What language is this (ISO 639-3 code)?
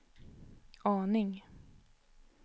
swe